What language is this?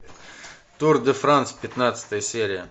Russian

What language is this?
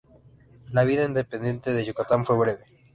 Spanish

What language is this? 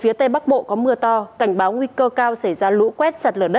Vietnamese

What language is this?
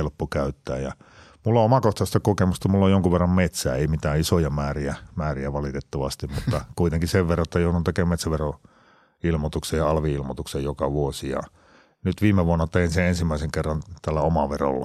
Finnish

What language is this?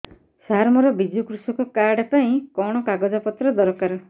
Odia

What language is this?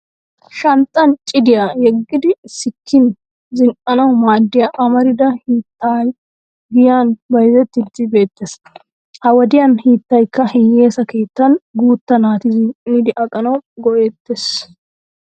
Wolaytta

